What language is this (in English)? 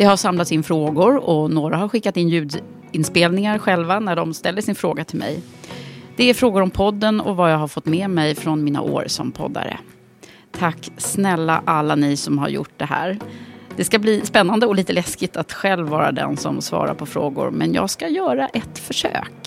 Swedish